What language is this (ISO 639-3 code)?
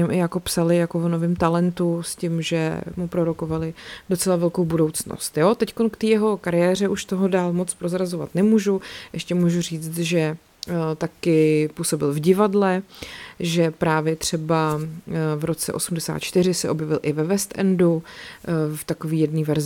ces